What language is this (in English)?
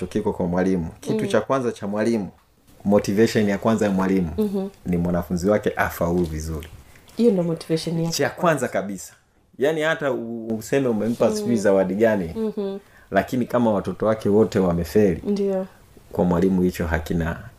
Swahili